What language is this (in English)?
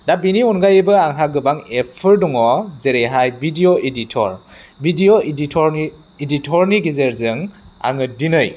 Bodo